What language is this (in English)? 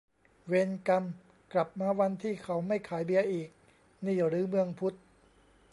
Thai